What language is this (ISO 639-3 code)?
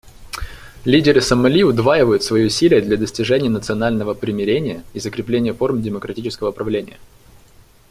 rus